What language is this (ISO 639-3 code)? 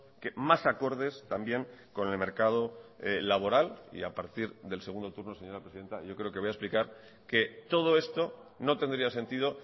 spa